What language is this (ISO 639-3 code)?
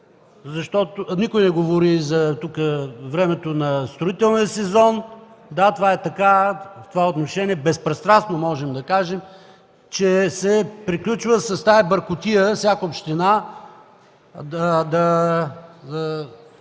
bul